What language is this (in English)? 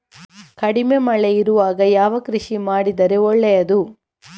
Kannada